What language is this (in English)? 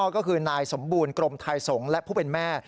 Thai